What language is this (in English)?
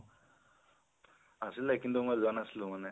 Assamese